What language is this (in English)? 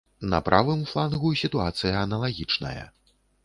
Belarusian